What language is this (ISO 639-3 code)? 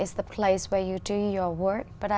vie